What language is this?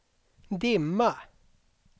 Swedish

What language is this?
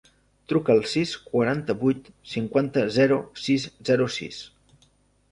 Catalan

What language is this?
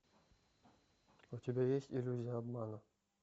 Russian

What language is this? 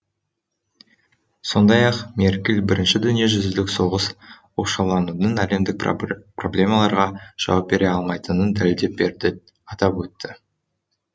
Kazakh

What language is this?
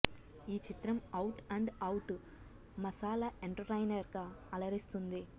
Telugu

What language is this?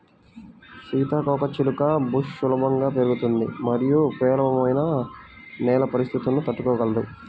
Telugu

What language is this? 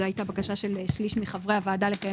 Hebrew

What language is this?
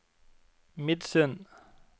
Norwegian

